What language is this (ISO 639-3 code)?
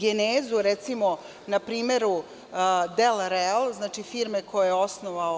srp